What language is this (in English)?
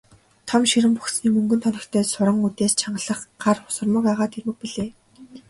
Mongolian